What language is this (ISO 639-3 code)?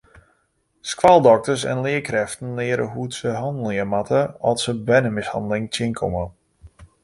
fry